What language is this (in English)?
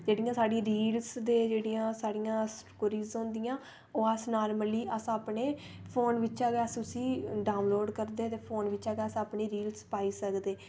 Dogri